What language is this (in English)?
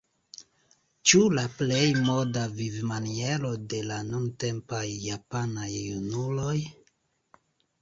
Esperanto